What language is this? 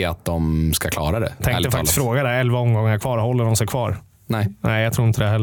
Swedish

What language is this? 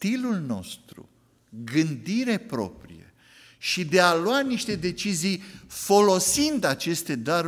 Romanian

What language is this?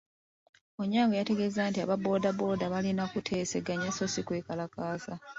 Ganda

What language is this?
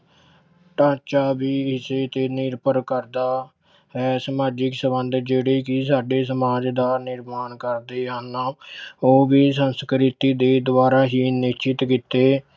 Punjabi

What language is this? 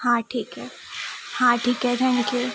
Marathi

